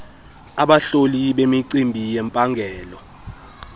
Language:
Xhosa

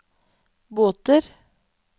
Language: Norwegian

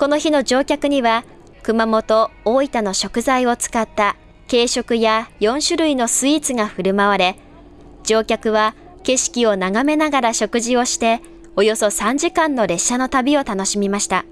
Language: Japanese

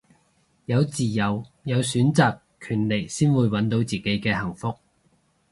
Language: Cantonese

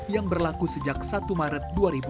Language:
Indonesian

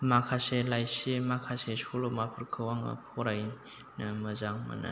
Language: Bodo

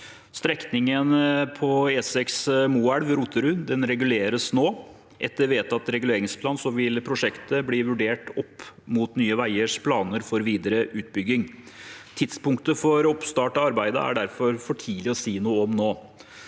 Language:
Norwegian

